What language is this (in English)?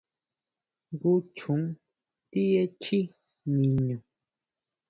Huautla Mazatec